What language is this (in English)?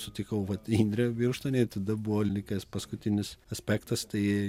Lithuanian